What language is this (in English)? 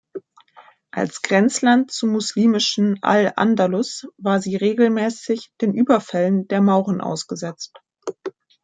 German